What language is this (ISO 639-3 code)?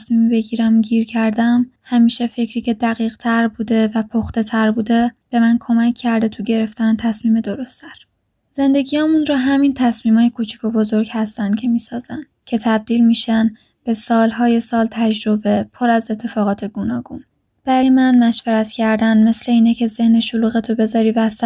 fas